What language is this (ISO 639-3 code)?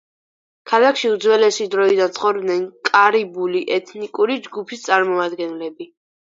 kat